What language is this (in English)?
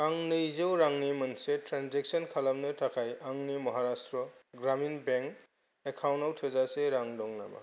Bodo